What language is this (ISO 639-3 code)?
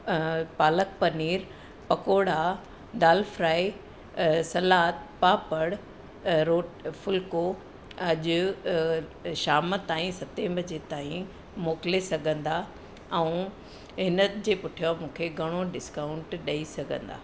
snd